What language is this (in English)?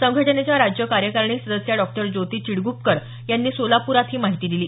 Marathi